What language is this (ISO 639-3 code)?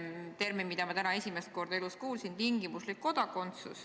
est